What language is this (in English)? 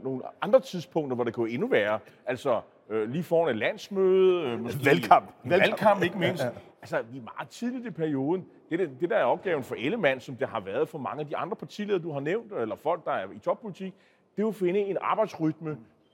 Danish